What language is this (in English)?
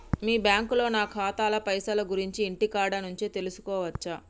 Telugu